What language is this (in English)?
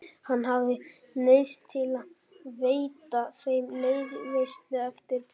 Icelandic